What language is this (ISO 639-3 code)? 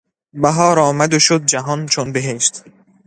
fas